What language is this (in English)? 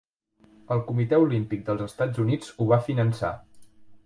Catalan